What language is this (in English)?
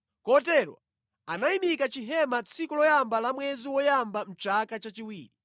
Nyanja